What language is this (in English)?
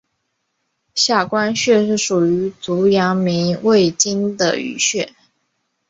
Chinese